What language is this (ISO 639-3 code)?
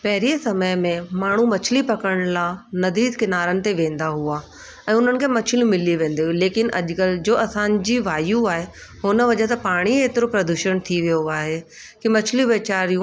snd